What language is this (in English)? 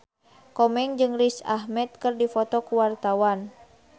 Sundanese